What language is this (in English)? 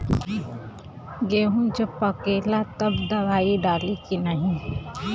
Bhojpuri